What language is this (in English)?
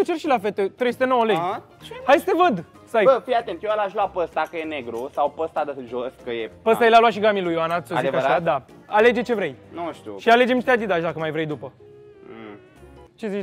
Romanian